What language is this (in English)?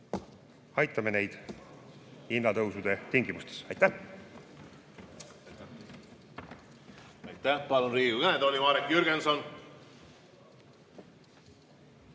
Estonian